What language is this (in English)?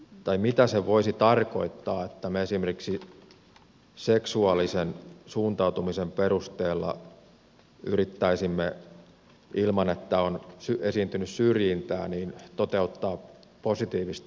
Finnish